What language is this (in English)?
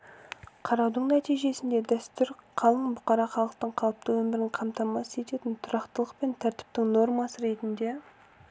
Kazakh